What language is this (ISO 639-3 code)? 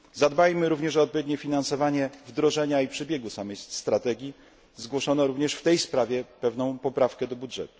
pol